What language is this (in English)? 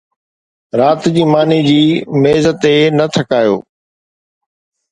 Sindhi